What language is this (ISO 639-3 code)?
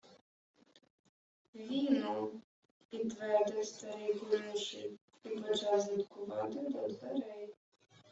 ukr